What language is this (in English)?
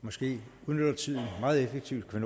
Danish